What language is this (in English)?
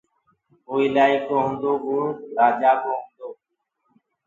Gurgula